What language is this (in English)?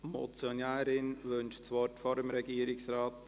Swiss German